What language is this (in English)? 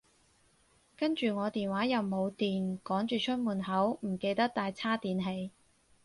Cantonese